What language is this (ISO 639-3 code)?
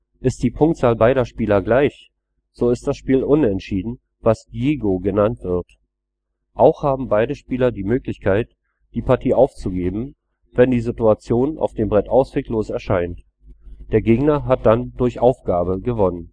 deu